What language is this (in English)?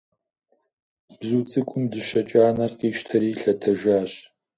Kabardian